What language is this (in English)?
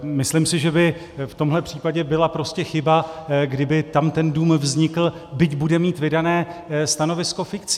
Czech